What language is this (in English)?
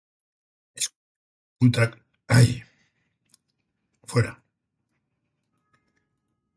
Basque